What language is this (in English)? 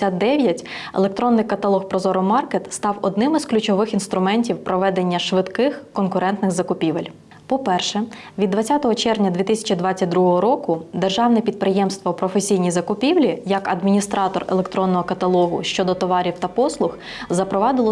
Ukrainian